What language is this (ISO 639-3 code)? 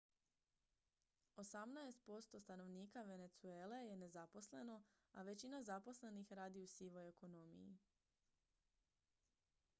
hrv